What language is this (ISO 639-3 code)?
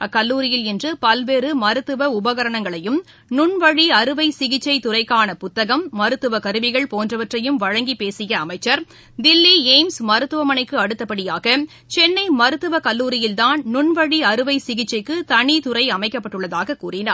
tam